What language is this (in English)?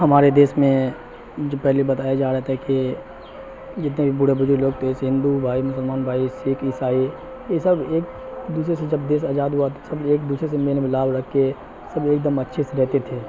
Urdu